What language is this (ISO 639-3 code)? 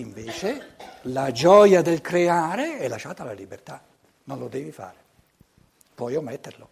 ita